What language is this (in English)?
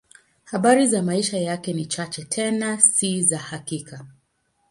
Swahili